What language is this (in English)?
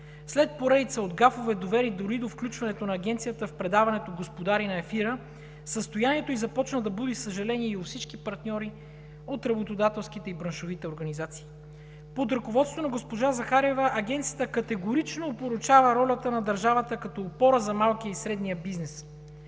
Bulgarian